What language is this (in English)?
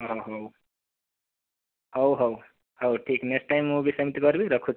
Odia